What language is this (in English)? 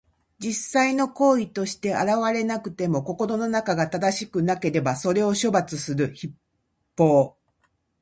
Japanese